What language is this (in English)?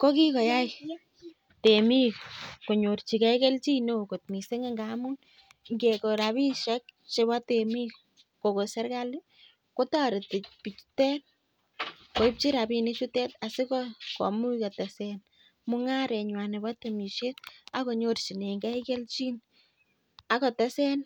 Kalenjin